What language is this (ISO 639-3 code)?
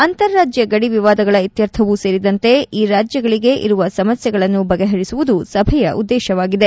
kan